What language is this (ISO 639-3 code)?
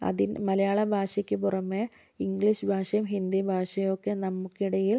mal